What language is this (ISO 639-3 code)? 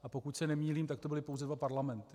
ces